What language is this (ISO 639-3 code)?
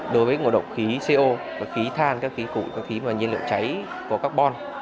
vie